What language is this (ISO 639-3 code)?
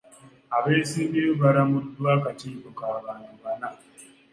lug